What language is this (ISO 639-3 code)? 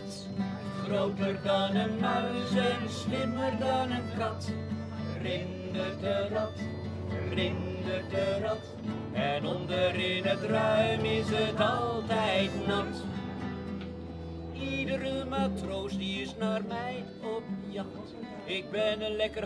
nld